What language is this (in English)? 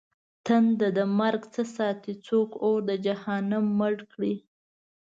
Pashto